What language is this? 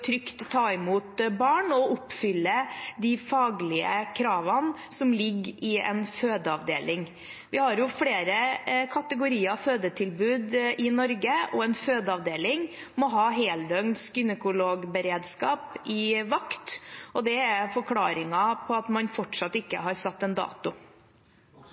Norwegian Bokmål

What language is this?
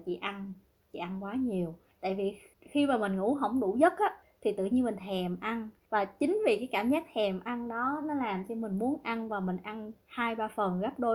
Vietnamese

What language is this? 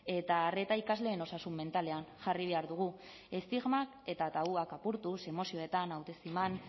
Basque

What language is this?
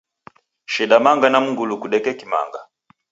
Taita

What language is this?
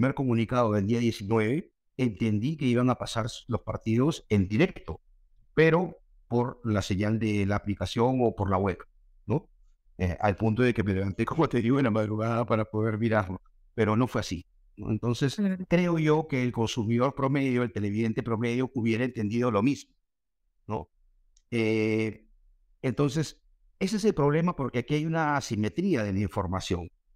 Spanish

